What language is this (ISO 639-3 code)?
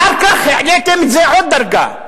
heb